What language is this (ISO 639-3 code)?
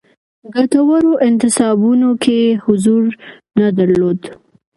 pus